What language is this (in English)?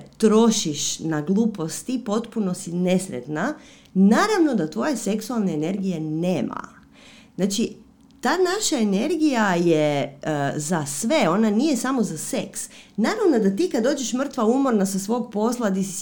Croatian